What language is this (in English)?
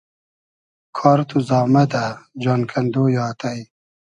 Hazaragi